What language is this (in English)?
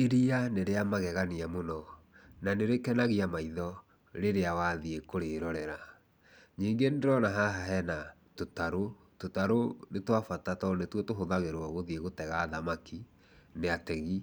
Kikuyu